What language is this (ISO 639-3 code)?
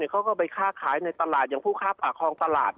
tha